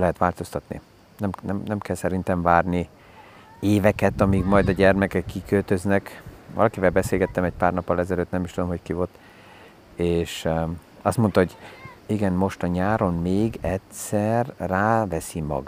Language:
Hungarian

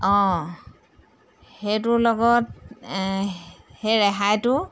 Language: Assamese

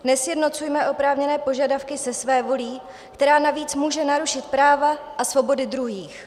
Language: Czech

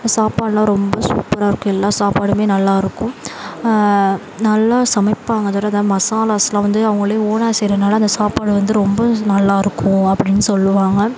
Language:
Tamil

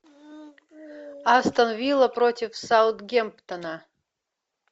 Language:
Russian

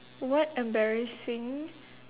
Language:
English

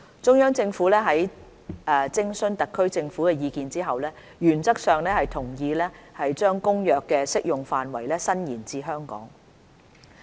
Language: Cantonese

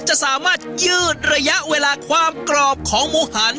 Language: Thai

